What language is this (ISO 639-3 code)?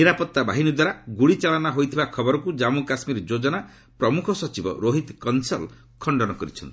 ori